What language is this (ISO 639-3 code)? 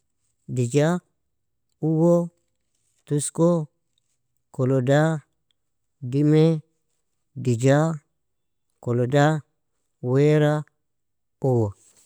fia